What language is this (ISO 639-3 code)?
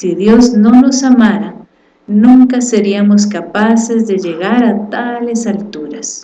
spa